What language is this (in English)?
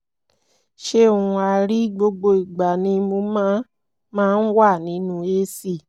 Yoruba